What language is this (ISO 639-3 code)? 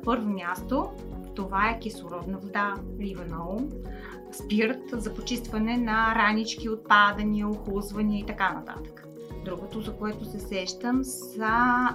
bul